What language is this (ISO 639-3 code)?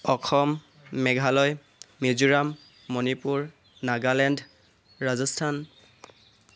asm